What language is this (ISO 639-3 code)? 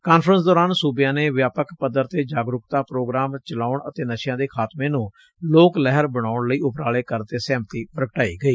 pan